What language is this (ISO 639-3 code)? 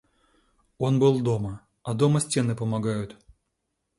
rus